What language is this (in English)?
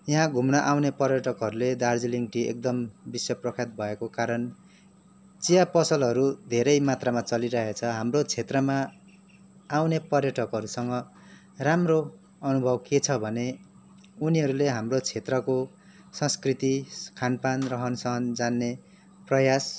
Nepali